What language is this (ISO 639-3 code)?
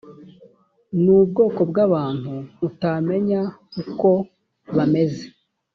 kin